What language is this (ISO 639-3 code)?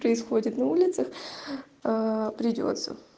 rus